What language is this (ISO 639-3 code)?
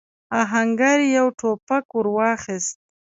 pus